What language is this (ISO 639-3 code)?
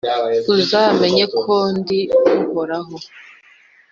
kin